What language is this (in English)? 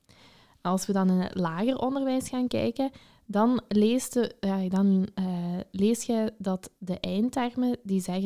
Dutch